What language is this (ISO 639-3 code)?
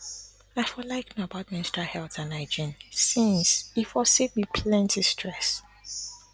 pcm